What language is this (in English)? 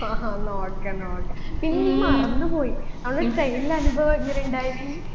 Malayalam